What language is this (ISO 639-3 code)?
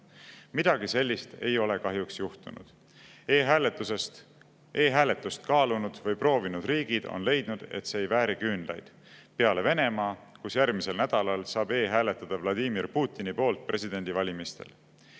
est